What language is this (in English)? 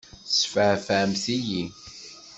Kabyle